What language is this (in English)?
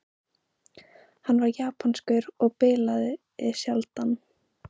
Icelandic